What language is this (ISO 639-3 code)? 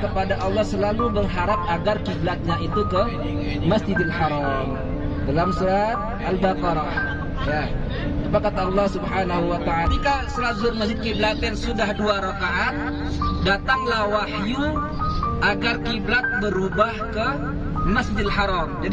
ind